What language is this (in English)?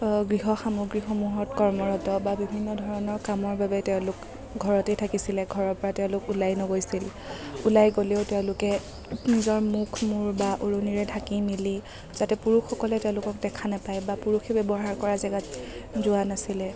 Assamese